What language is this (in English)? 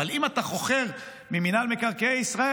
Hebrew